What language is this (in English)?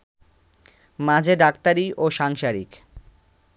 Bangla